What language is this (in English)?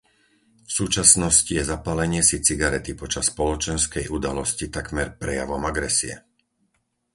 Slovak